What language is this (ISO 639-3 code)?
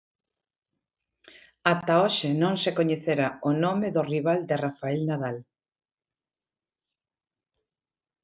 glg